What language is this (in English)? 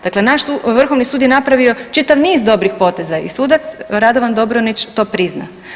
Croatian